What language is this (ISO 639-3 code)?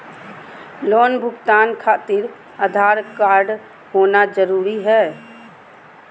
mag